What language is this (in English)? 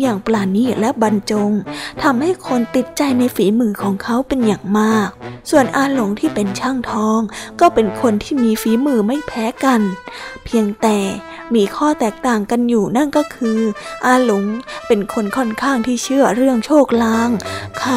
Thai